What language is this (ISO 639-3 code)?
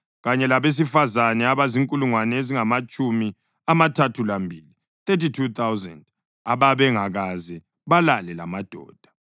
nde